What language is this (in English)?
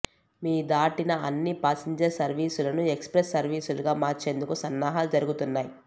Telugu